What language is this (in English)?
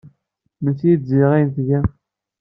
Kabyle